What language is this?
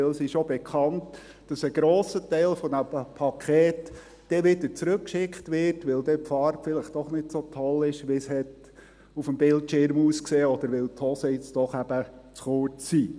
Swiss German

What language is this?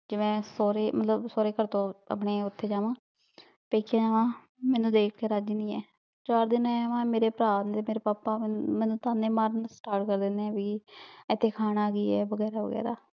Punjabi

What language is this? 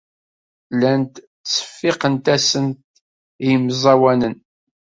Kabyle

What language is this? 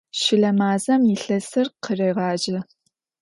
Adyghe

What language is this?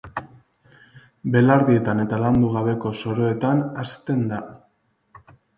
Basque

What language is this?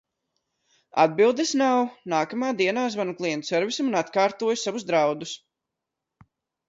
Latvian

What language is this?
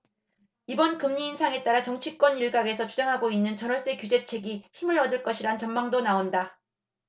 Korean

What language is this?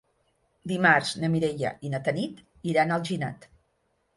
Catalan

